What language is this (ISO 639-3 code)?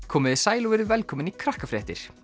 isl